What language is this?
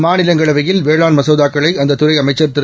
Tamil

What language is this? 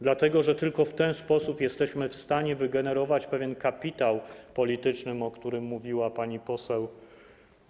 Polish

